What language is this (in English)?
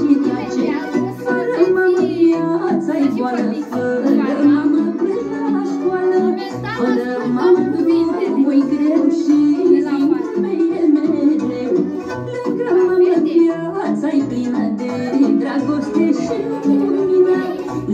Romanian